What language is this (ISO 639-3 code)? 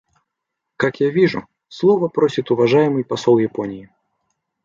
rus